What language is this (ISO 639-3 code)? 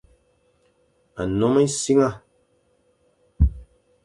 fan